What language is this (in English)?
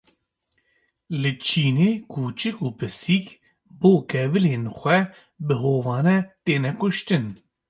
Kurdish